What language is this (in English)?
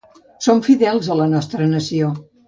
Catalan